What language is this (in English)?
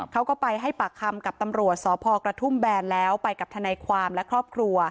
Thai